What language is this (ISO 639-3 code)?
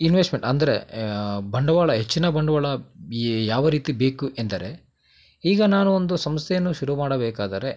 kan